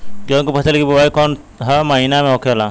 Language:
Bhojpuri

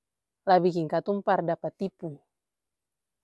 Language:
Ambonese Malay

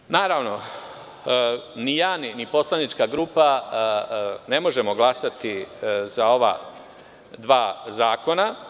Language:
Serbian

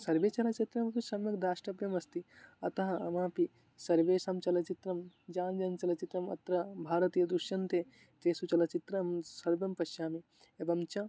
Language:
Sanskrit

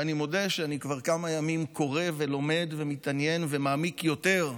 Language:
Hebrew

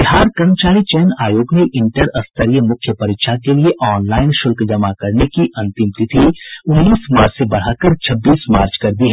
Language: Hindi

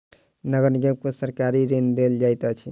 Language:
Maithili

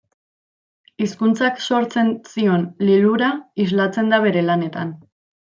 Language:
Basque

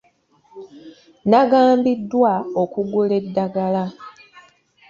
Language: Ganda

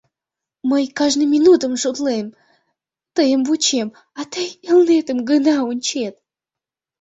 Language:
Mari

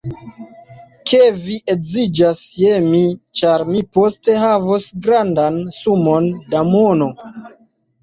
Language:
Esperanto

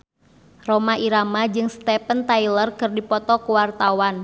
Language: Sundanese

